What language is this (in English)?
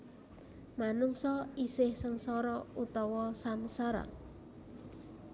Javanese